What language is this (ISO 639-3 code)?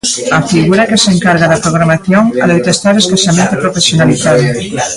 glg